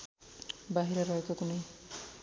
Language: Nepali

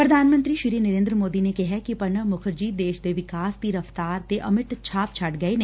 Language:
Punjabi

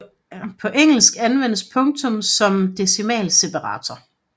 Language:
Danish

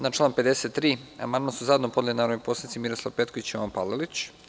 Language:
Serbian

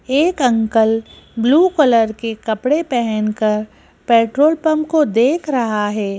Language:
Hindi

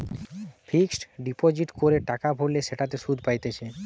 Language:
Bangla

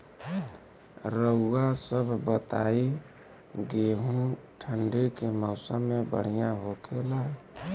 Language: Bhojpuri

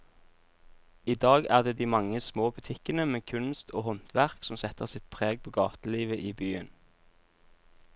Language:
Norwegian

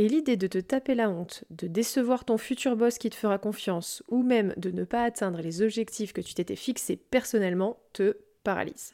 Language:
French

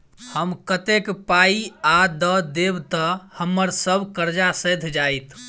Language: Maithili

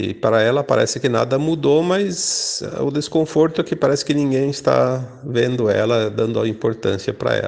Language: Portuguese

